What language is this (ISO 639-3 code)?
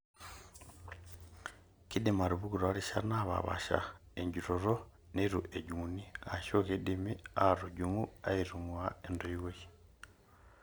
mas